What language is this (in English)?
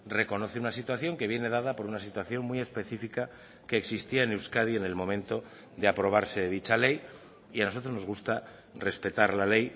Spanish